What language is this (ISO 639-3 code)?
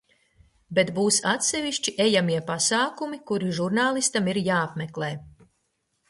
lav